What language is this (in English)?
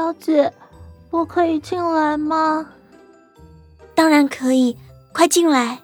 Chinese